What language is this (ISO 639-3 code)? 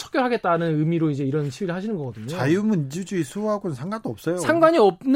kor